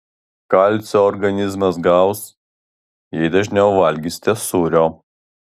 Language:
Lithuanian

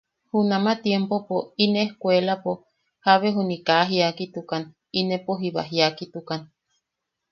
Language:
Yaqui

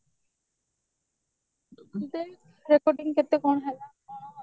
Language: Odia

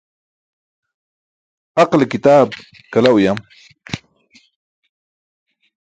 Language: Burushaski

